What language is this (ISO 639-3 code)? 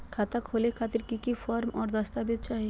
mag